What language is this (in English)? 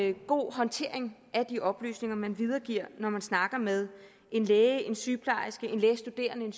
Danish